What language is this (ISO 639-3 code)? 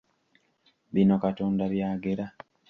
lug